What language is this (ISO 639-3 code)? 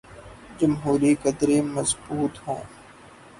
urd